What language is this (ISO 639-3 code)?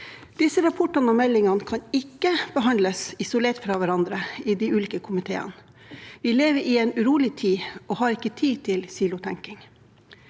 nor